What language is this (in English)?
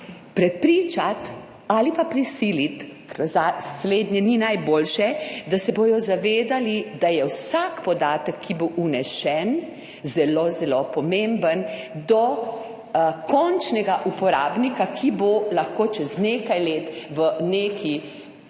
Slovenian